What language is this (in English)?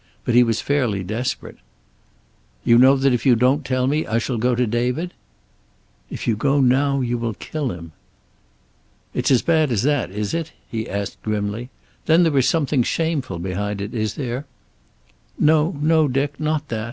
English